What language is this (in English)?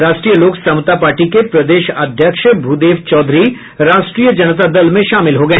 Hindi